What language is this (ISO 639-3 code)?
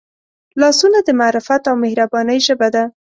pus